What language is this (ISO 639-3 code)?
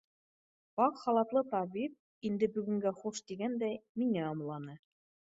bak